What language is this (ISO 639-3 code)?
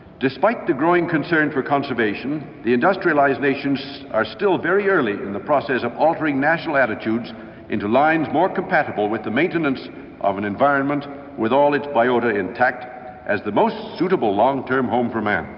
eng